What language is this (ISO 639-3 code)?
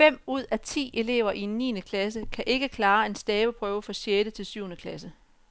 dan